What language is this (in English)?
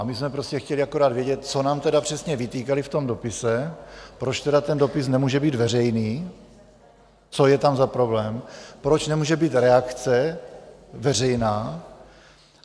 Czech